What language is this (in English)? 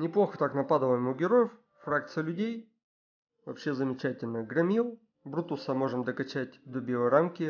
Russian